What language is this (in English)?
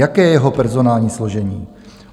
Czech